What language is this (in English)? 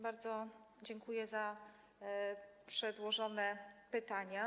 Polish